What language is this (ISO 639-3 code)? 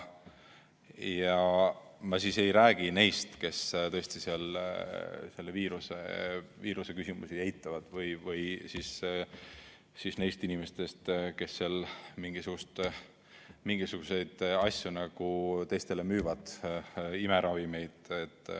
est